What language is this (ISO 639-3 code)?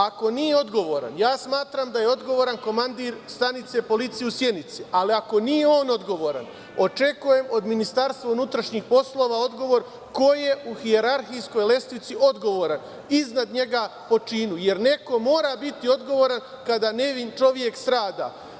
srp